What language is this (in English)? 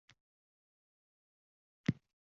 Uzbek